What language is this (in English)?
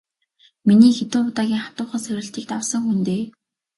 Mongolian